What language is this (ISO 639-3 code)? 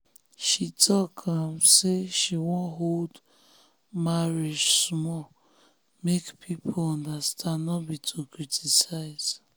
pcm